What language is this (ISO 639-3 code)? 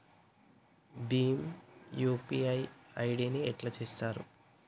tel